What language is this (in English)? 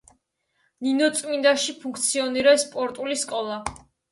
Georgian